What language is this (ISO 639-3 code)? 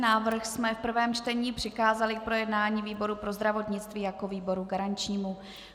ces